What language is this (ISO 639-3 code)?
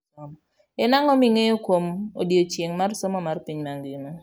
luo